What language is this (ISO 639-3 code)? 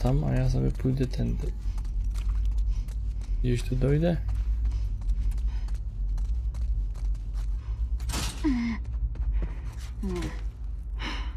pol